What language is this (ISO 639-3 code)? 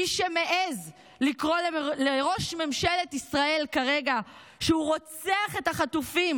heb